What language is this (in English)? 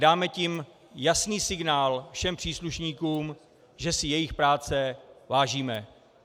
Czech